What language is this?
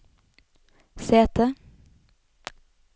Norwegian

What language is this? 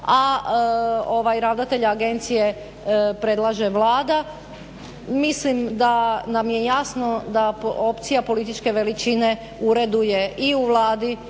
Croatian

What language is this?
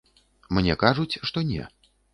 Belarusian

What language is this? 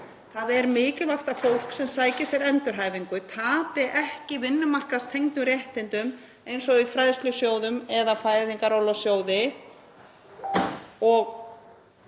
Icelandic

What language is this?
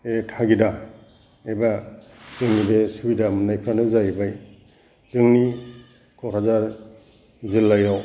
Bodo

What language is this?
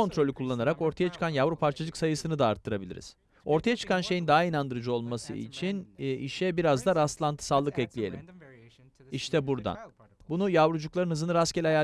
Turkish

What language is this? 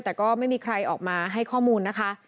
Thai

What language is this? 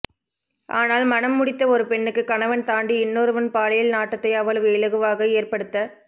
Tamil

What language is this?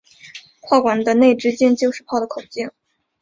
Chinese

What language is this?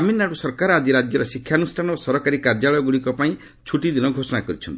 Odia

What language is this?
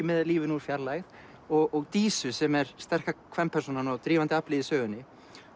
Icelandic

